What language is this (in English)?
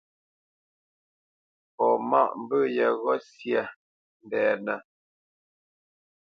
Bamenyam